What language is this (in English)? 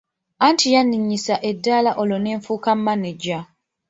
Ganda